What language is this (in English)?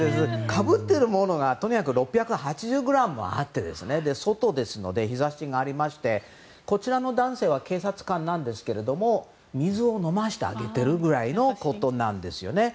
Japanese